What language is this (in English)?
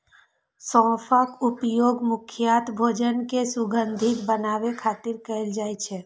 Maithili